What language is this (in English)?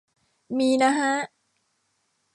Thai